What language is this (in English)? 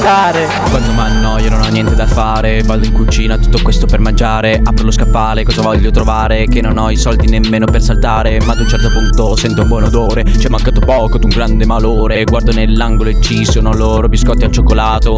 Italian